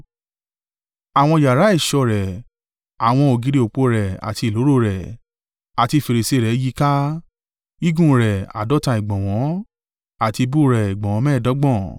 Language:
Yoruba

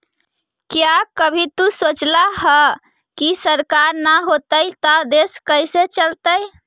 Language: Magahi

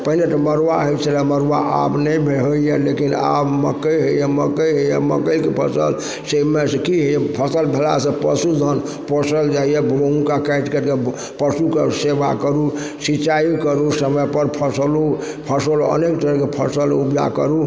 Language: Maithili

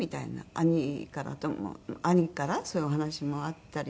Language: Japanese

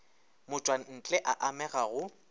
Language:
Northern Sotho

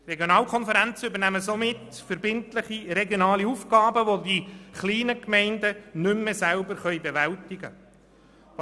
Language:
Swiss German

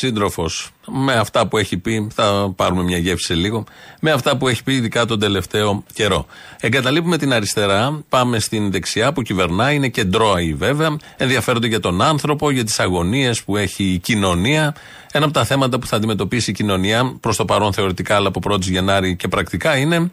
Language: Greek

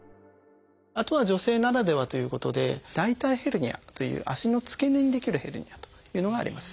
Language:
Japanese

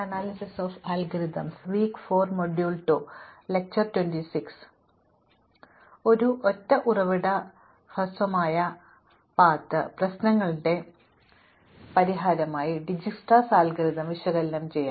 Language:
Malayalam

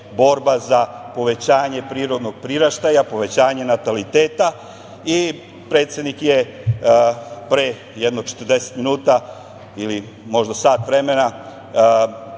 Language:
Serbian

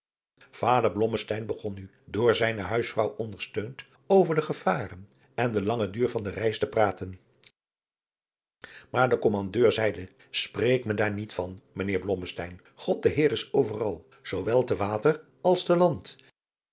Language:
Dutch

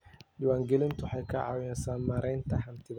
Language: Somali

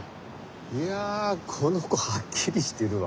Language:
Japanese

